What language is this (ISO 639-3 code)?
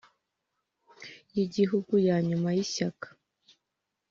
kin